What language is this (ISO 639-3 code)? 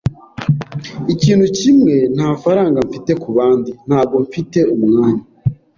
kin